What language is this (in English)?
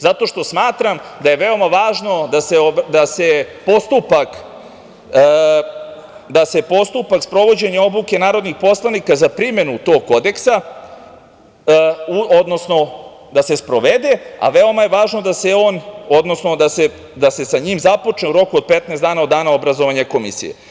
Serbian